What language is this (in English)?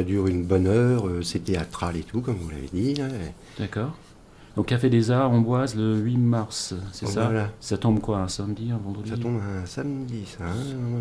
French